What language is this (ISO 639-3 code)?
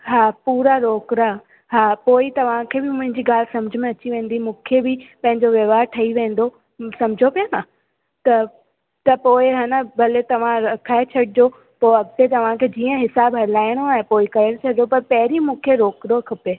snd